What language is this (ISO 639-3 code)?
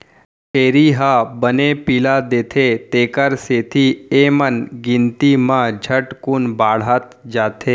hne